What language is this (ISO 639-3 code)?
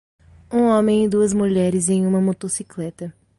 por